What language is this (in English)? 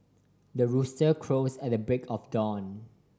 English